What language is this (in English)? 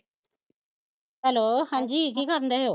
Punjabi